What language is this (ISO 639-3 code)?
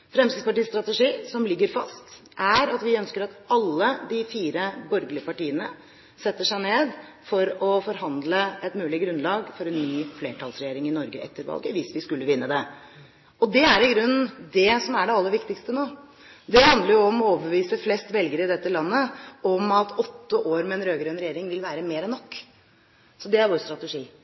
nob